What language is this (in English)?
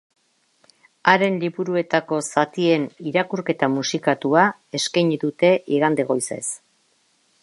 Basque